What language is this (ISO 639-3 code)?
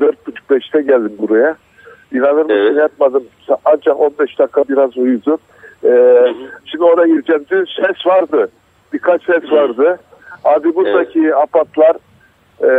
heb